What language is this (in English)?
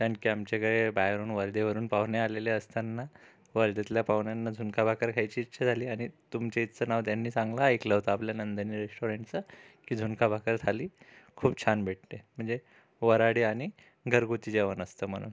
Marathi